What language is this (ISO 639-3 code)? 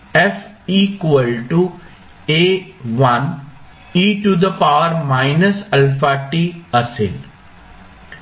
mar